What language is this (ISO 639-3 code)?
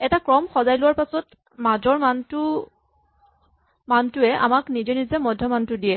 asm